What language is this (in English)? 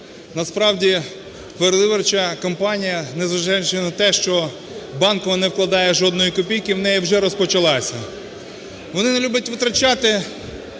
Ukrainian